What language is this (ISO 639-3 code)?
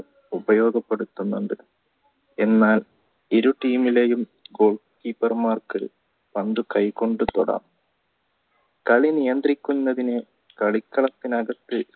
mal